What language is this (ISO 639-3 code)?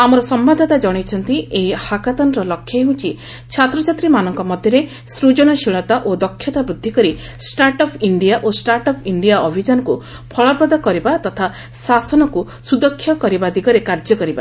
ori